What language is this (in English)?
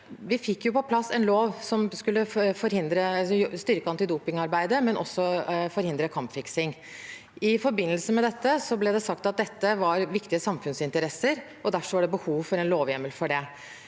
Norwegian